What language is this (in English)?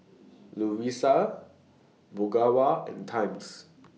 English